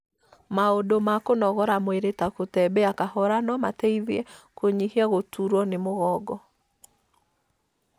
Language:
Kikuyu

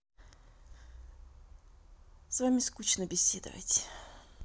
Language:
Russian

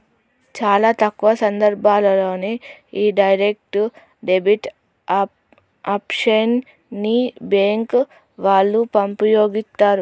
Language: Telugu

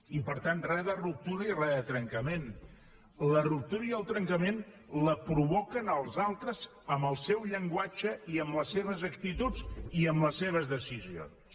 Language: Catalan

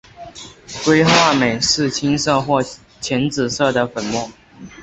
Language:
Chinese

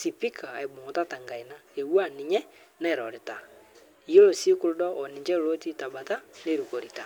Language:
Masai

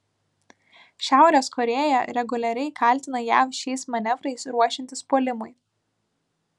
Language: Lithuanian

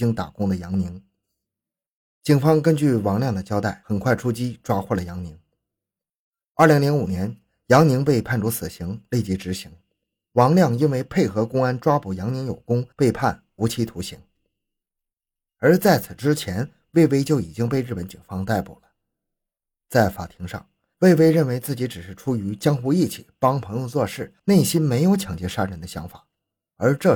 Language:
Chinese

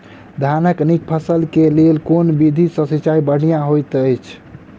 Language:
Maithili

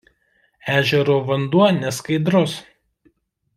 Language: Lithuanian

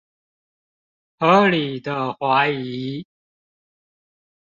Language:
Chinese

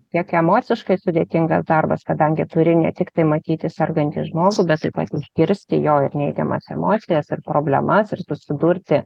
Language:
Lithuanian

